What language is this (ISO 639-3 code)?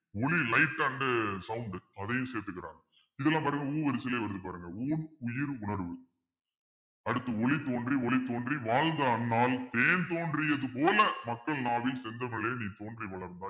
tam